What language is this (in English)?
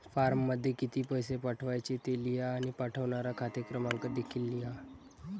Marathi